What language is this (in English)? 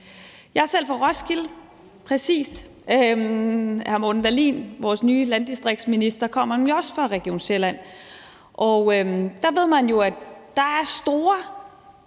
Danish